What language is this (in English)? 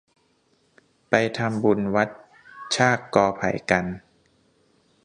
Thai